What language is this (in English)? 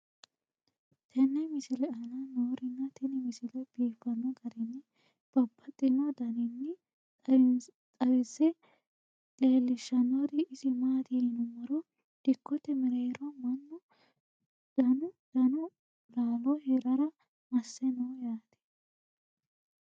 Sidamo